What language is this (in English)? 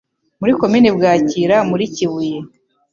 Kinyarwanda